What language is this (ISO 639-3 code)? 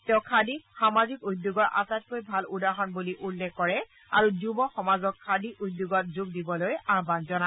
asm